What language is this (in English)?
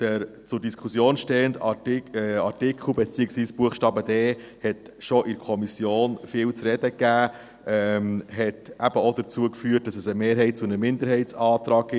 Swiss German